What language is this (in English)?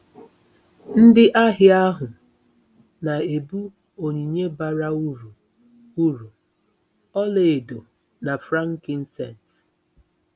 Igbo